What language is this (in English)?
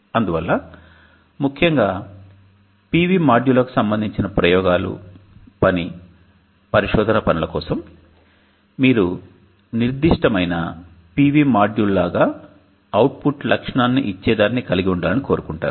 Telugu